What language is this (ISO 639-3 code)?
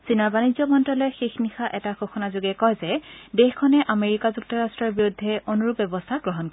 asm